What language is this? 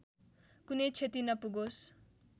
Nepali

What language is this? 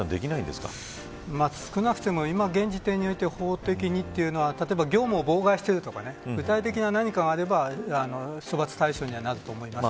Japanese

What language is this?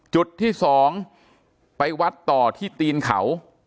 Thai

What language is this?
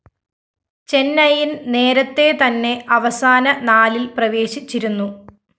Malayalam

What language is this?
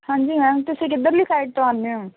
Punjabi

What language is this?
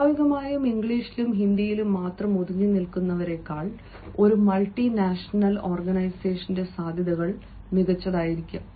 Malayalam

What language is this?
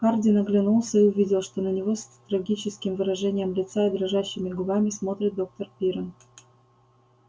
Russian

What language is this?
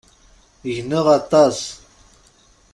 Kabyle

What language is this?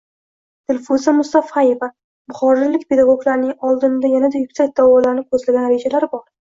Uzbek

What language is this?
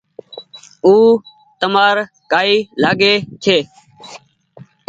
Goaria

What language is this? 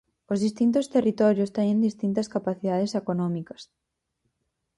Galician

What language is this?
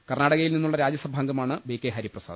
Malayalam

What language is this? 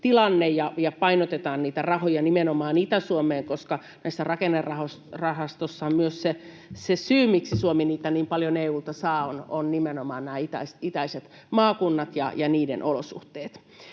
Finnish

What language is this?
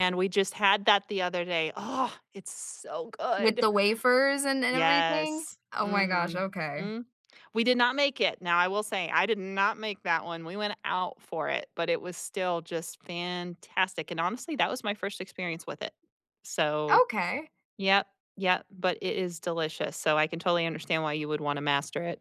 English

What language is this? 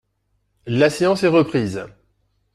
French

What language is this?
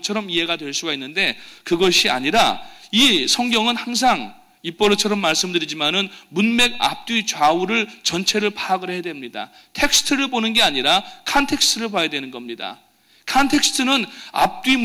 Korean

